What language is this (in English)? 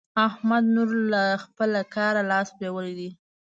Pashto